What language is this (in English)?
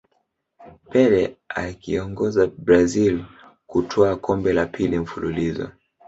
Swahili